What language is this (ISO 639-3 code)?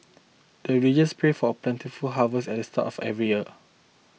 eng